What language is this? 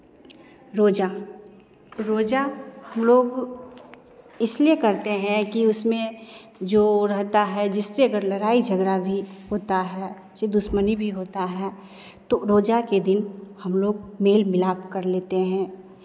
Hindi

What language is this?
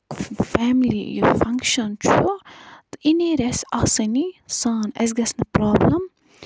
Kashmiri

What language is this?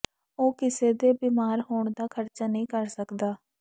Punjabi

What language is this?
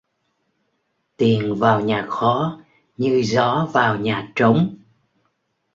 Vietnamese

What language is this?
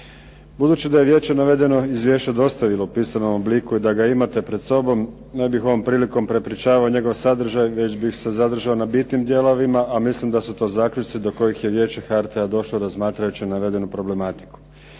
Croatian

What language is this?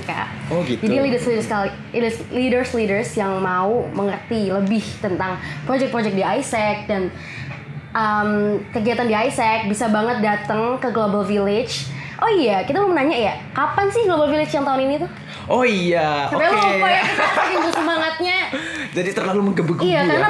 Indonesian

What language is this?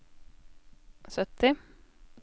Norwegian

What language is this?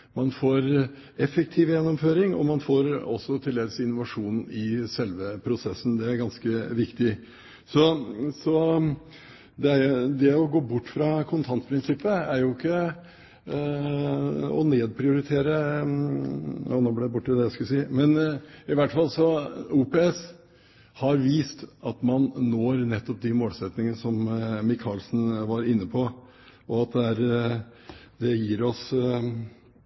Norwegian Bokmål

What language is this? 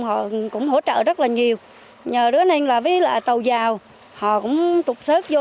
Vietnamese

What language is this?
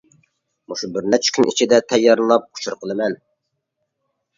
Uyghur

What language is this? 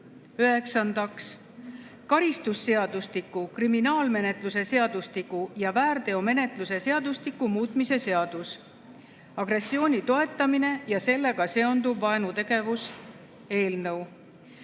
Estonian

